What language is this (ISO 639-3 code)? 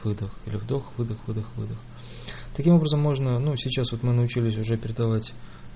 rus